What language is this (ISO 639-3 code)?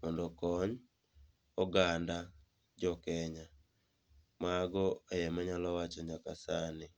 luo